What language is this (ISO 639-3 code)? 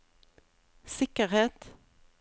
nor